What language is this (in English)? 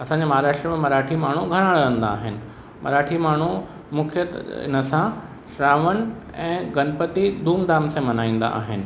Sindhi